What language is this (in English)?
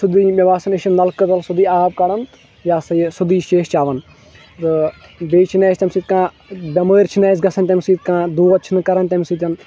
Kashmiri